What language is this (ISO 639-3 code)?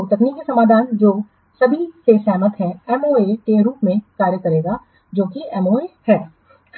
hin